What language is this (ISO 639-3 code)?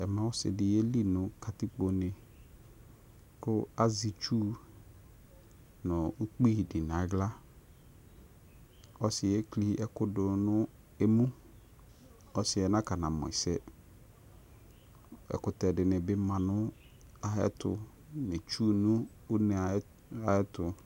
kpo